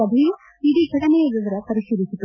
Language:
Kannada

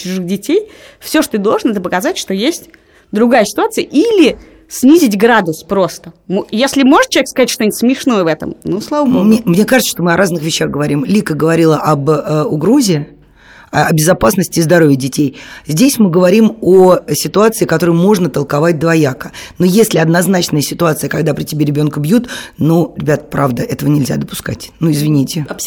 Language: Russian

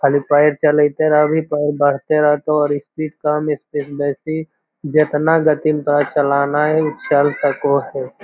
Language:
Magahi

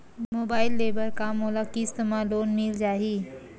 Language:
Chhattisgarhi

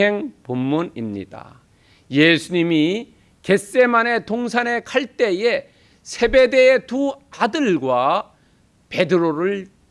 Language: Korean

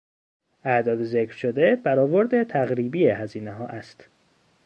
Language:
Persian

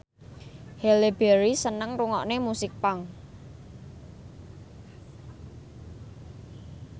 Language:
Javanese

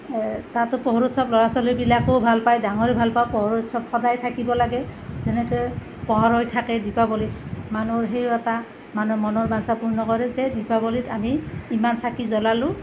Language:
Assamese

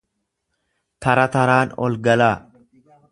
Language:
Oromo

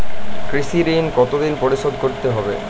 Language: Bangla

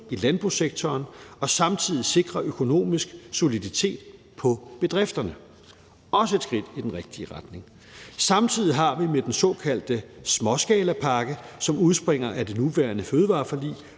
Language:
Danish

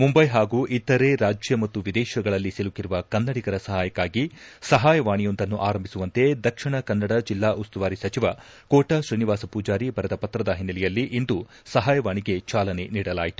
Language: Kannada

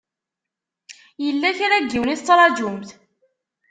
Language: Kabyle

